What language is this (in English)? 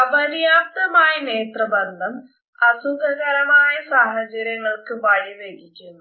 Malayalam